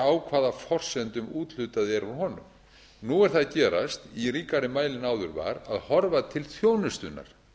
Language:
Icelandic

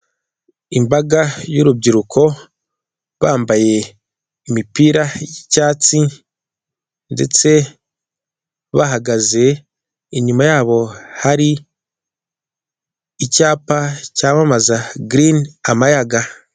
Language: Kinyarwanda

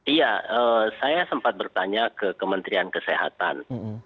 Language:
Indonesian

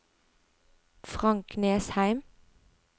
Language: Norwegian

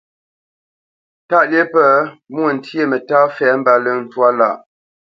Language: Bamenyam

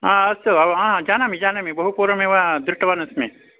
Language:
Sanskrit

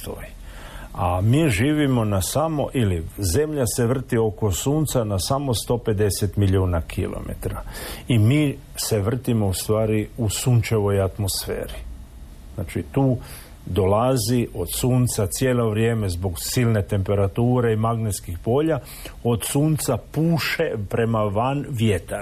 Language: Croatian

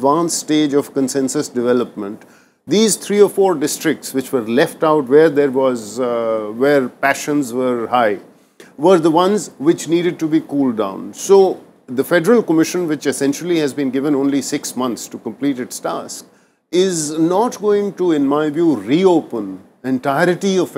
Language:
English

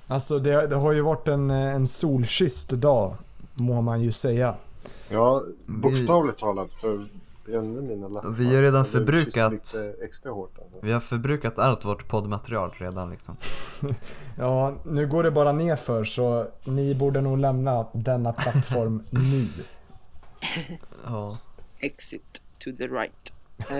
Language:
Swedish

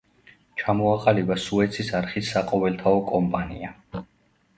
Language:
Georgian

